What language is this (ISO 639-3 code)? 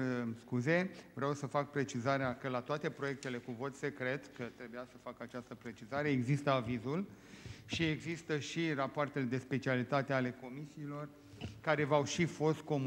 ron